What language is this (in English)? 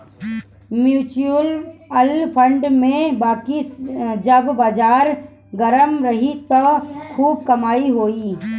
Bhojpuri